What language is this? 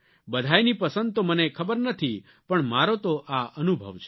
Gujarati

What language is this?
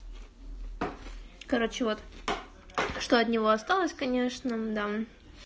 Russian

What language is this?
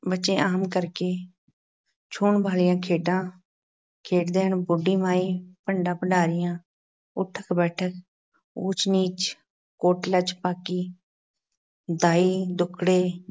Punjabi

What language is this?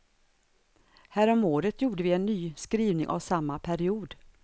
Swedish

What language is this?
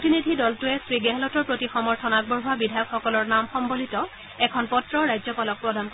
Assamese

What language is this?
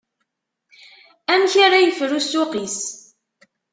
Kabyle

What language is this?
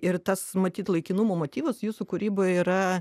Lithuanian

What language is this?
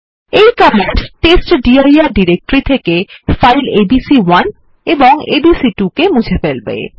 Bangla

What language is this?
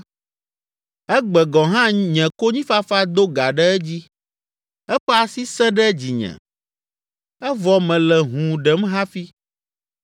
Ewe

